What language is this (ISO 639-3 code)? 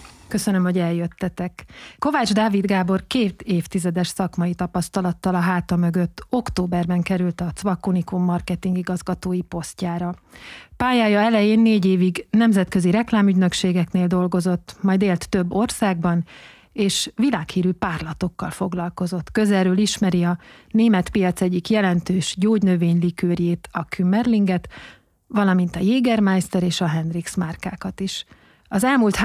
hun